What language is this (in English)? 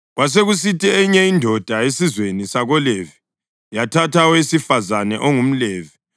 North Ndebele